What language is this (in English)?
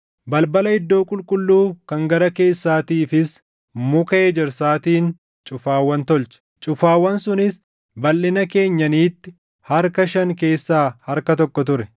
Oromo